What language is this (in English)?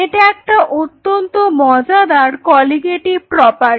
Bangla